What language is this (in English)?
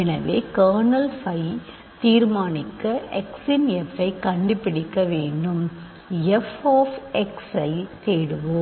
Tamil